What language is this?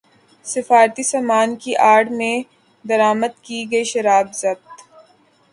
Urdu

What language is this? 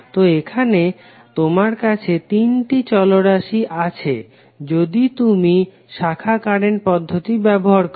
Bangla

